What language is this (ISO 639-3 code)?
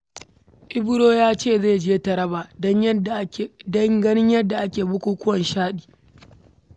hau